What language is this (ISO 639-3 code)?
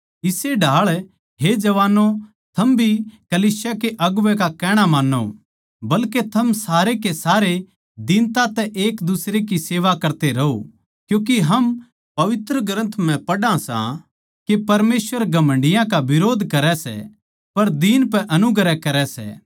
bgc